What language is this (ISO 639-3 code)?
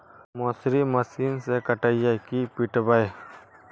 mag